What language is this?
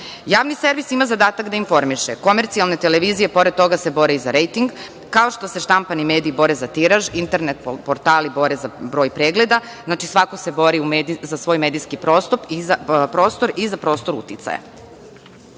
Serbian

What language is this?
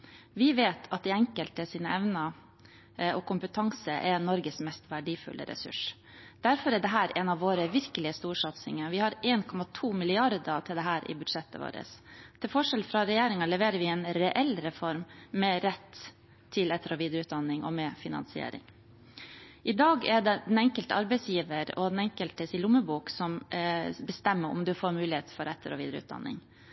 Norwegian Bokmål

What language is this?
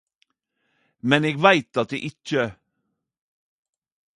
Norwegian Nynorsk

